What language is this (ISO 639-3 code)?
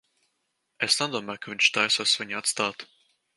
lav